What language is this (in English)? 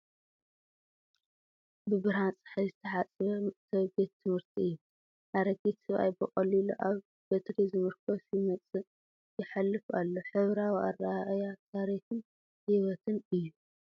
Tigrinya